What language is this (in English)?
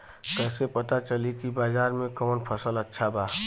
Bhojpuri